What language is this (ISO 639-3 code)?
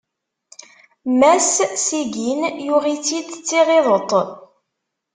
kab